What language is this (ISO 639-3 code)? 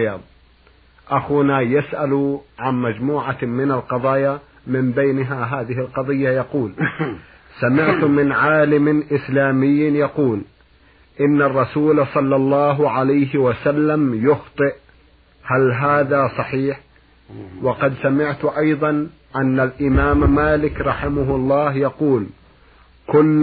ara